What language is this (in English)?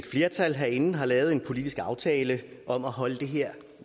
Danish